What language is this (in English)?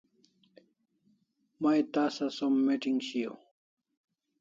Kalasha